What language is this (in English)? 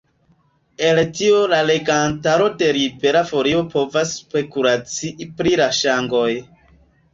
Esperanto